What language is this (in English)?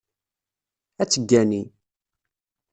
Kabyle